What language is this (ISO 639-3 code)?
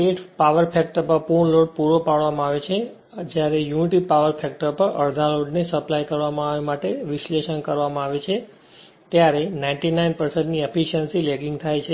guj